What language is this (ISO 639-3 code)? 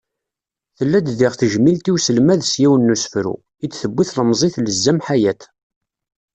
kab